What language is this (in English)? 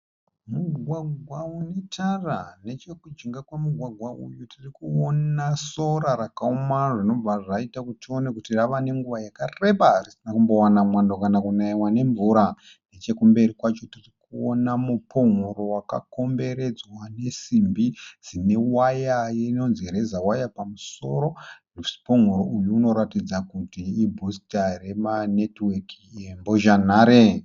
Shona